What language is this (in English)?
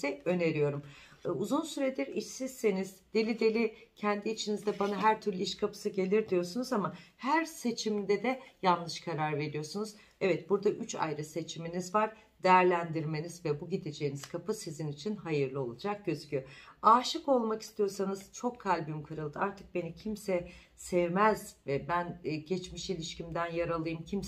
Turkish